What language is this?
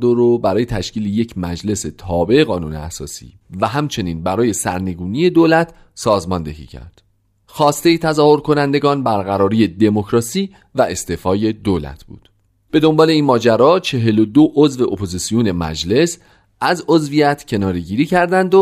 Persian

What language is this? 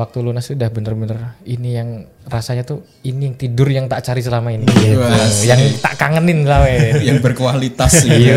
Indonesian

